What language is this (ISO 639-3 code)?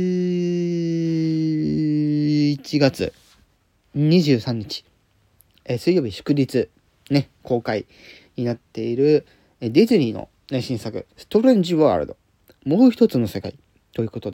jpn